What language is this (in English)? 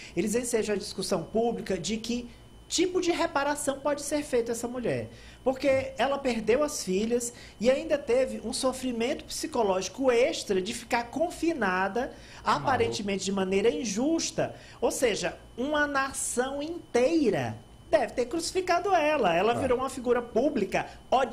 Portuguese